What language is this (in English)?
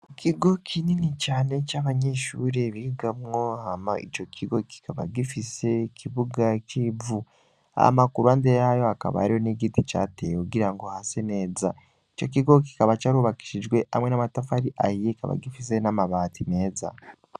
Rundi